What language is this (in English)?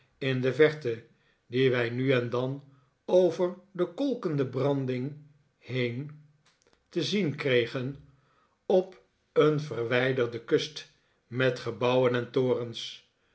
Dutch